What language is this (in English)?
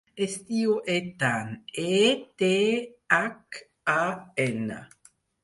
Catalan